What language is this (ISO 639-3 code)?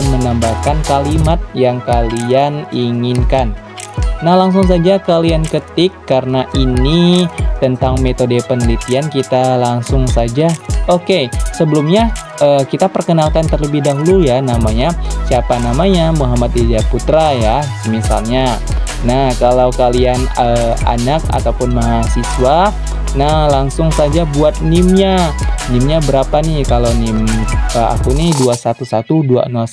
ind